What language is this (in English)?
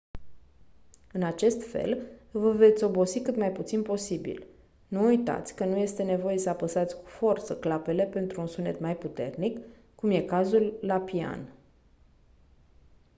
Romanian